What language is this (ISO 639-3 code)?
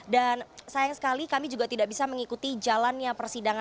ind